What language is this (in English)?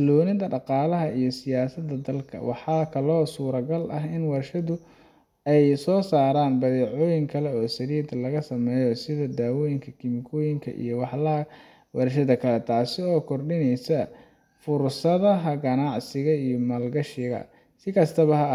Somali